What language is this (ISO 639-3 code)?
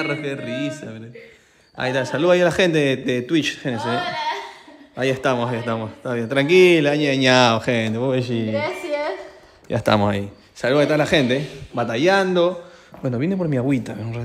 spa